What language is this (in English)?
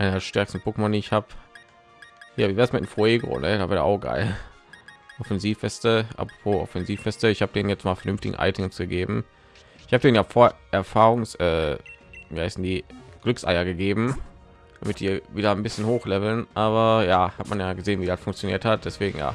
German